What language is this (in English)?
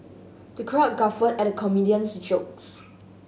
English